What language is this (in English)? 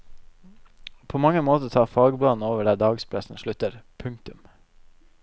Norwegian